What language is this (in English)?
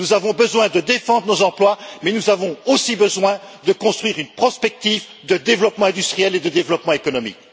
French